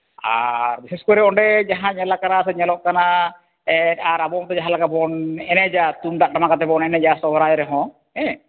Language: Santali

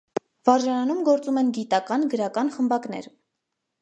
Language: Armenian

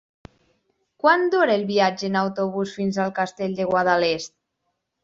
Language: Catalan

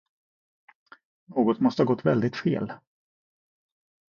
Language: Swedish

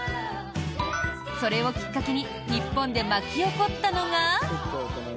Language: Japanese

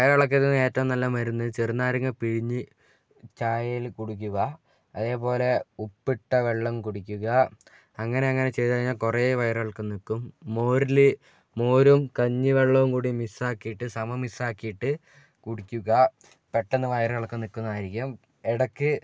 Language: Malayalam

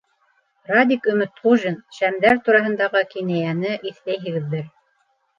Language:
Bashkir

